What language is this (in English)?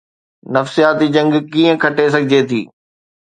Sindhi